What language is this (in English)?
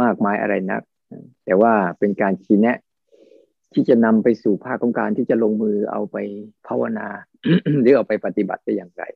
Thai